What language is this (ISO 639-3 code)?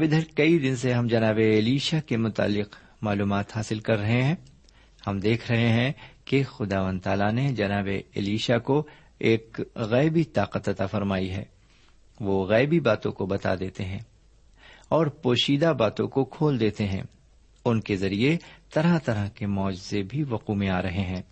urd